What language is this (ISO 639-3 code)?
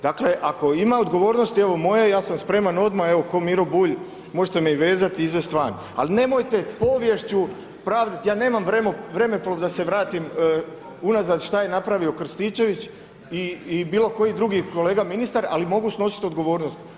hrv